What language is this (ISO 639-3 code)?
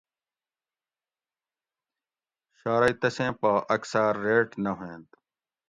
gwc